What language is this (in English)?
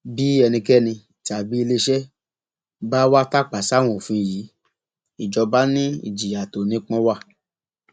Yoruba